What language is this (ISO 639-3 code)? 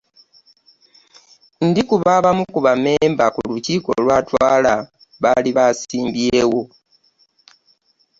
lug